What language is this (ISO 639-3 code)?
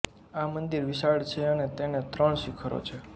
guj